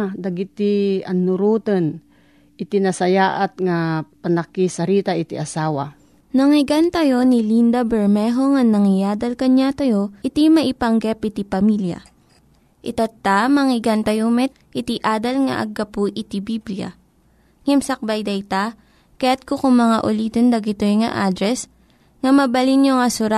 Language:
Filipino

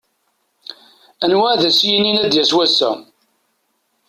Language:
Kabyle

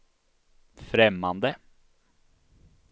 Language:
Swedish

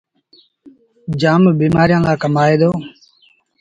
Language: Sindhi Bhil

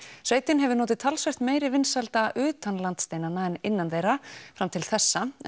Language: Icelandic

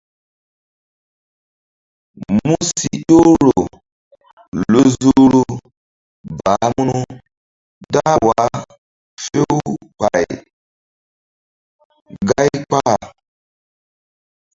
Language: Mbum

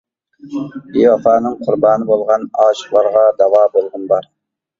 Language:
Uyghur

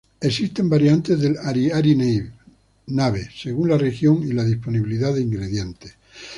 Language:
Spanish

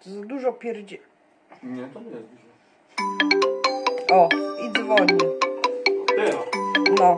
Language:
Polish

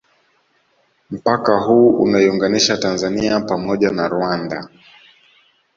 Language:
Swahili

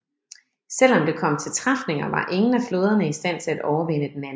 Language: Danish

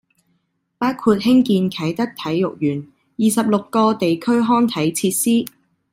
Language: Cantonese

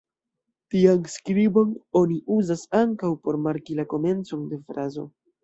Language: Esperanto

